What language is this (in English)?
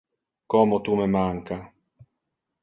Interlingua